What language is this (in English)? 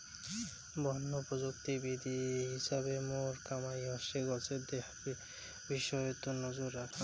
Bangla